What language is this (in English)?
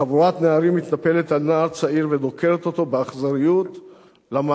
Hebrew